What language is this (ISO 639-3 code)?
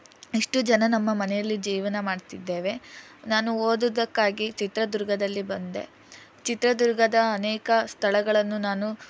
kan